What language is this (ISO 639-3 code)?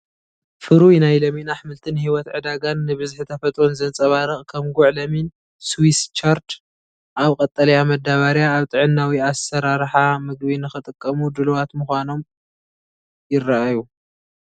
tir